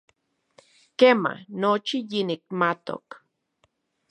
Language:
Central Puebla Nahuatl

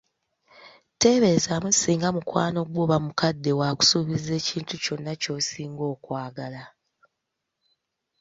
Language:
Ganda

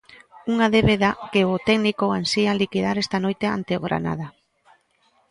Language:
Galician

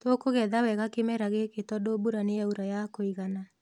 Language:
Kikuyu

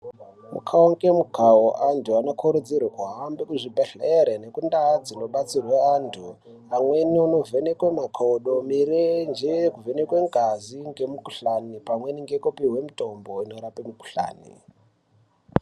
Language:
Ndau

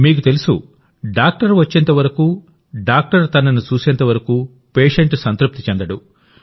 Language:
Telugu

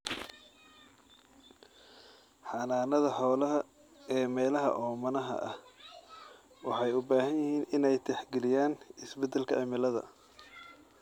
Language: Somali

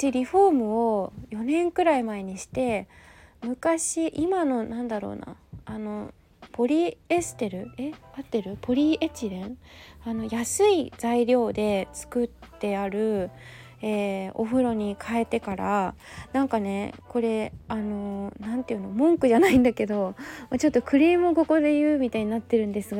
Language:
Japanese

